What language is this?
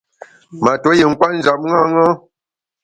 Bamun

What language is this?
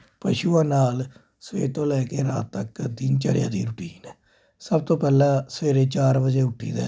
Punjabi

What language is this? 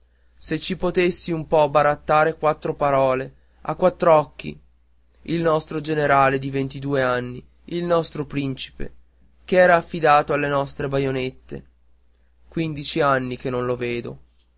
Italian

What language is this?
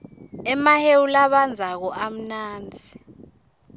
Swati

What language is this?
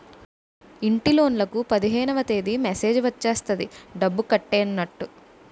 Telugu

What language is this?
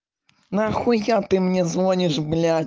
Russian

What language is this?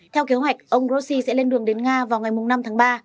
Vietnamese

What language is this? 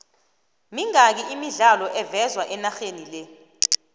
South Ndebele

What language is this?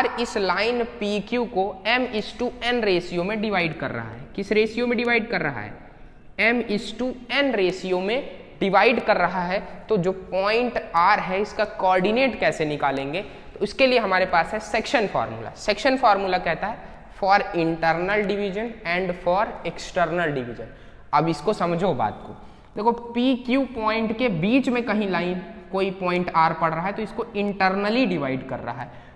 Hindi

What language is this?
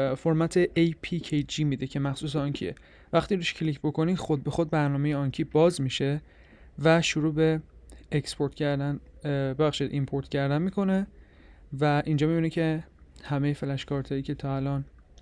Persian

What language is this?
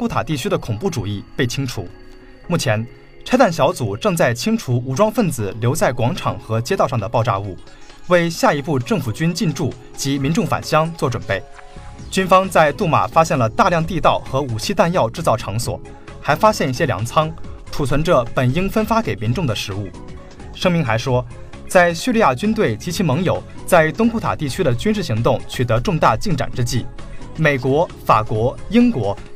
Chinese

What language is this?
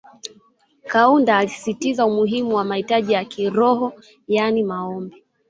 Swahili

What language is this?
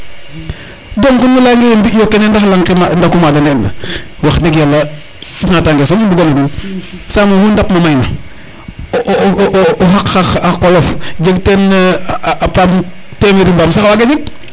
Serer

